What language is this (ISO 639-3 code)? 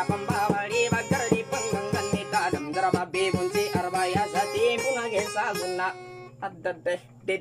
ind